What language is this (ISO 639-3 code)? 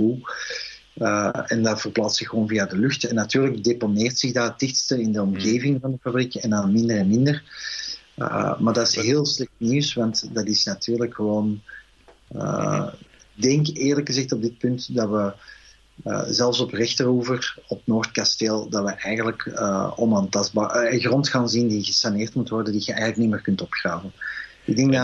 nld